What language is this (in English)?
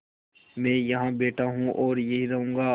Hindi